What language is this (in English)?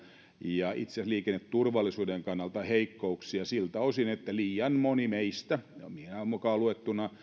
Finnish